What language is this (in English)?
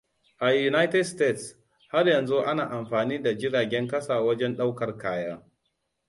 Hausa